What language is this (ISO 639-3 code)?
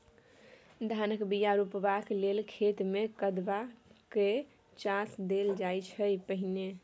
mai